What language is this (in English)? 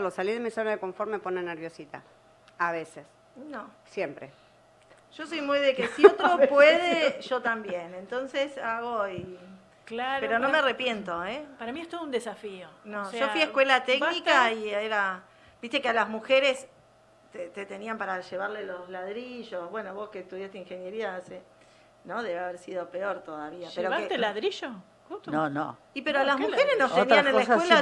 Spanish